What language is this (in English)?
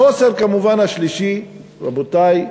Hebrew